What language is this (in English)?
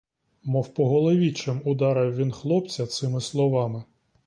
Ukrainian